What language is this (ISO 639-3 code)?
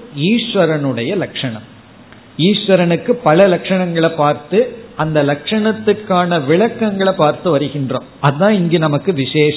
tam